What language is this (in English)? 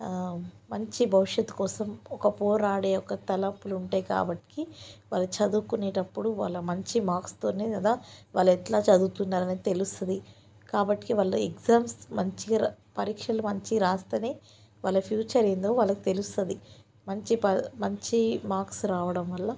Telugu